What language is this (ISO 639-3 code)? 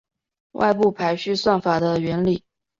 zho